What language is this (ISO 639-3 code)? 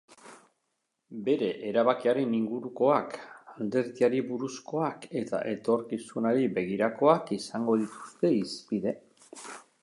eus